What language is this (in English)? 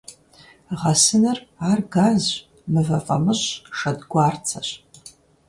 Kabardian